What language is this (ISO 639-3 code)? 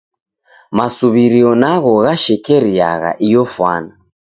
dav